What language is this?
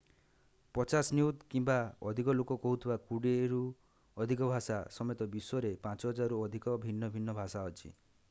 Odia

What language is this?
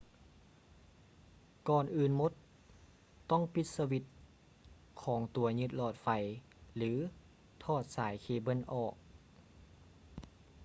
Lao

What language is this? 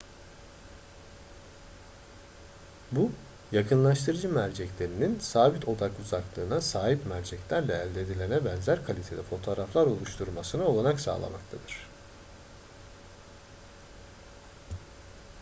Turkish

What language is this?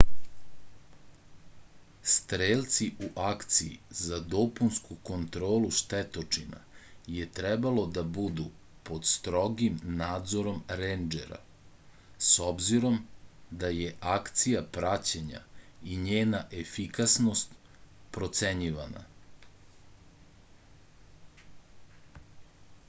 Serbian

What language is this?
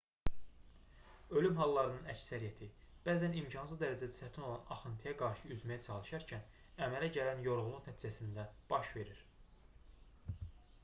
Azerbaijani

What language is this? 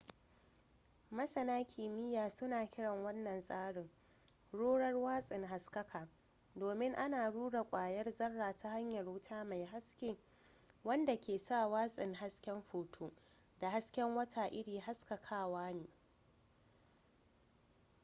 Hausa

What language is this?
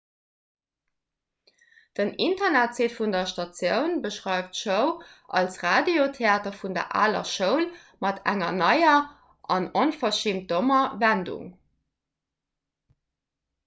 Luxembourgish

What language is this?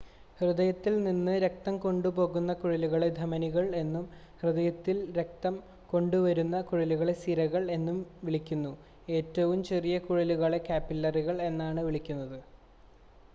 Malayalam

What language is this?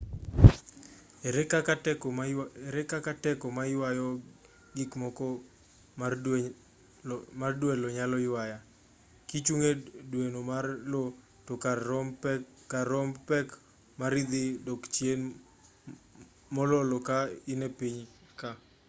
Luo (Kenya and Tanzania)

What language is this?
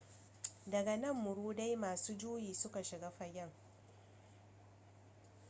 Hausa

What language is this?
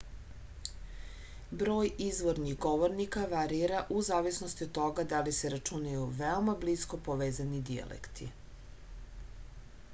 Serbian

